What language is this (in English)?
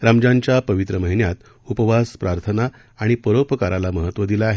Marathi